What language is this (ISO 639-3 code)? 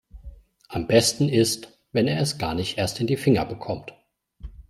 deu